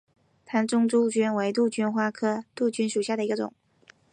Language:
Chinese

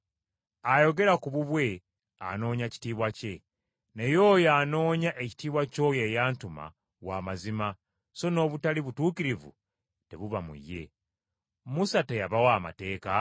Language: Ganda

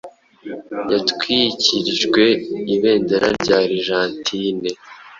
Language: Kinyarwanda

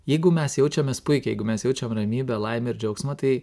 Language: Lithuanian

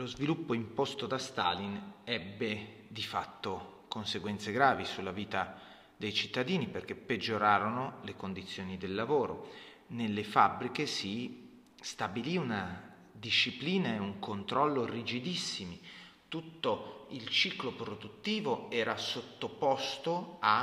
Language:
Italian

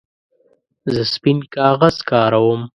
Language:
Pashto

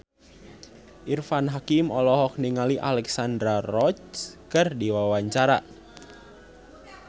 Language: Sundanese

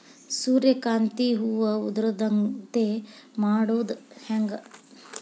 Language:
Kannada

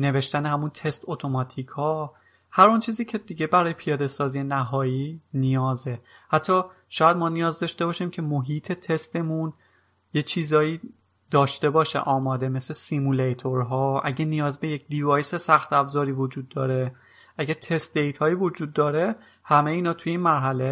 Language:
Persian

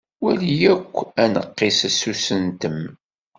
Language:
Kabyle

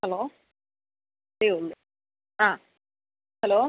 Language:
Malayalam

